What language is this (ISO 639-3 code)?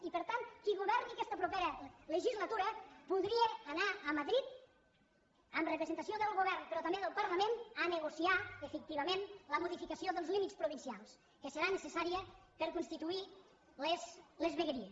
cat